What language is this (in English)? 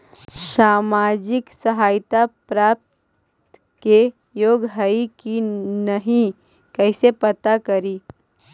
Magahi